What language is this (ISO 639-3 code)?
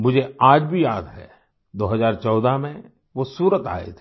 hin